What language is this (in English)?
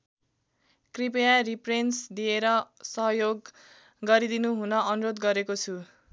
Nepali